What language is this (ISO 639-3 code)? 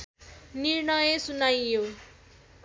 nep